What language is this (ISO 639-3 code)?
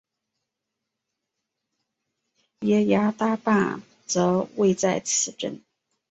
zho